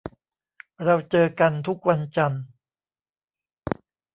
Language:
Thai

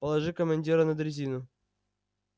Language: Russian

